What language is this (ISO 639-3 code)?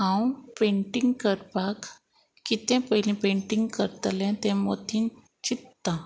kok